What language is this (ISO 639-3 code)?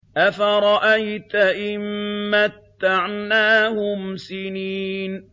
ara